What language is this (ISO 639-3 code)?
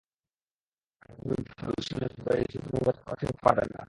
ben